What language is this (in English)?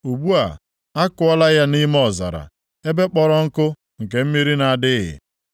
Igbo